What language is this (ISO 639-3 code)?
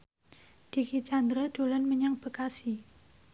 jav